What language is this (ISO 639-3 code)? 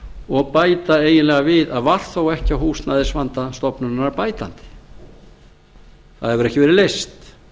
isl